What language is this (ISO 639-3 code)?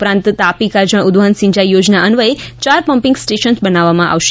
guj